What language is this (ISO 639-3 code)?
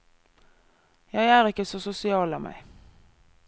nor